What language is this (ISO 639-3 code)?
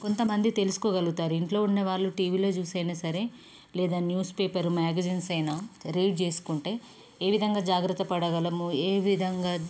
tel